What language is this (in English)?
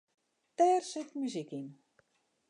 Western Frisian